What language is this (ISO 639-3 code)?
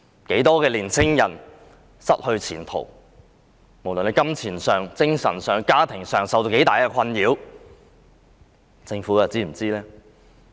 yue